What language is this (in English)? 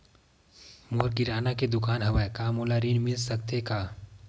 Chhattisgarhi